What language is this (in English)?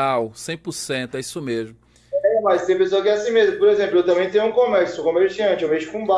Portuguese